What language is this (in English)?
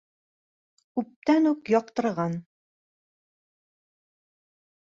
Bashkir